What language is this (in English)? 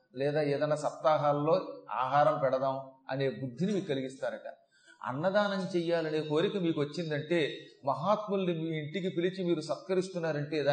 Telugu